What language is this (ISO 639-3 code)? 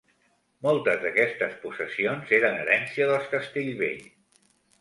cat